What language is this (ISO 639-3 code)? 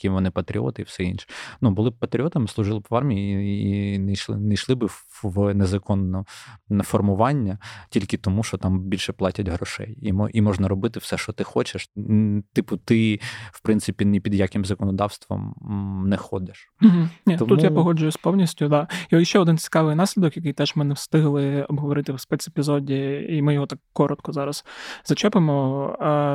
ukr